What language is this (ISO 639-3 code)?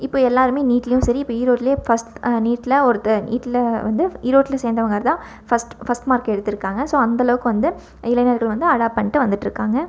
tam